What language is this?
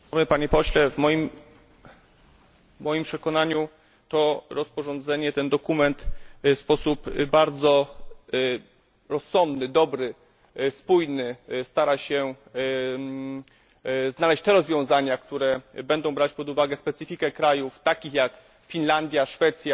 Polish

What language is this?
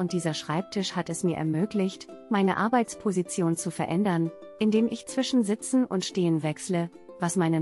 German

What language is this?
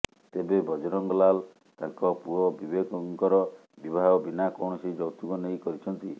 Odia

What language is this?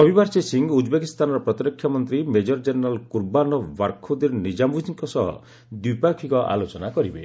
Odia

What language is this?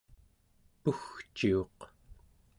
Central Yupik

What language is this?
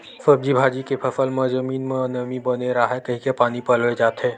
Chhattisgarhi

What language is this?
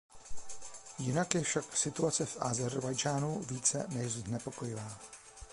Czech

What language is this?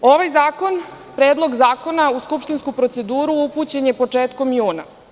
Serbian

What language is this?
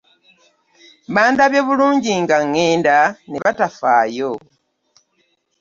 Ganda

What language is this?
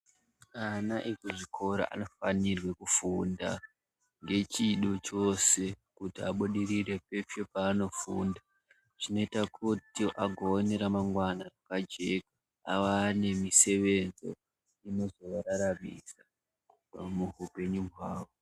Ndau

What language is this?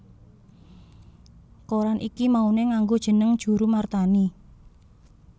Javanese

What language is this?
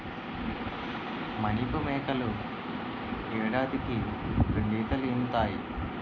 Telugu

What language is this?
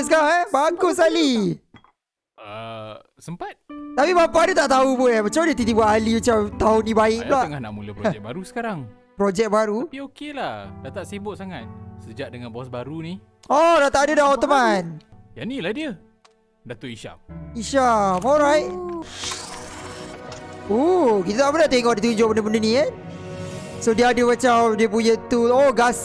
Malay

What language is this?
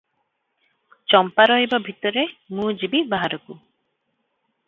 Odia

